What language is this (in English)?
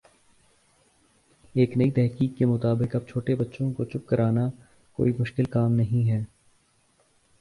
Urdu